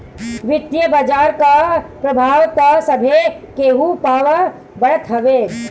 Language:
Bhojpuri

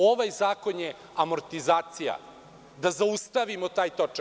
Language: Serbian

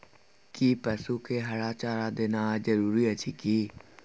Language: Maithili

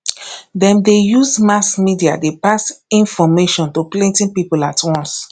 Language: Nigerian Pidgin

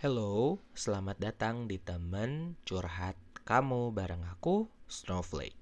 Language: Indonesian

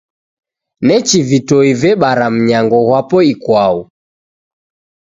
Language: Taita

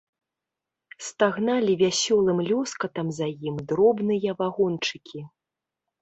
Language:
Belarusian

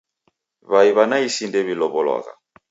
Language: Taita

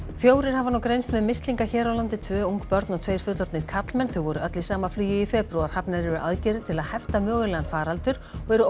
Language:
Icelandic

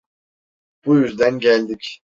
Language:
Turkish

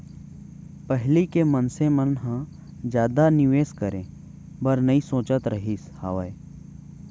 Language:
Chhattisgarhi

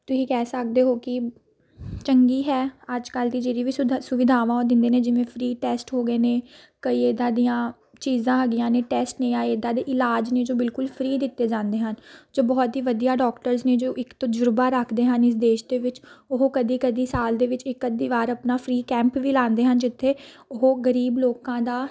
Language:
Punjabi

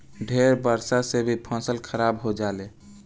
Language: Bhojpuri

